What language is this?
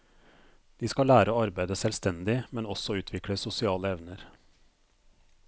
Norwegian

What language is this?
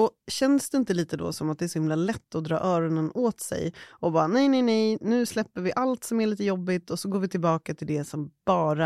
Swedish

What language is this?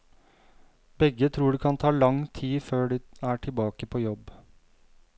Norwegian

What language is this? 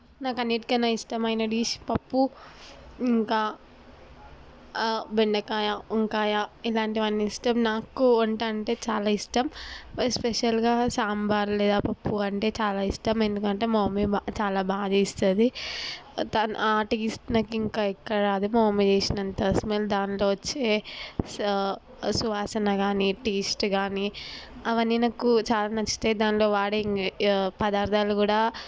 Telugu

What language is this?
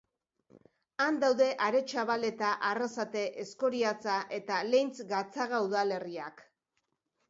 Basque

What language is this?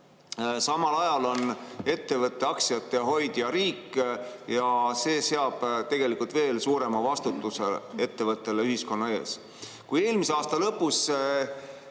Estonian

